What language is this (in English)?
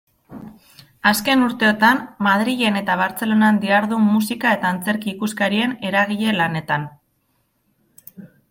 Basque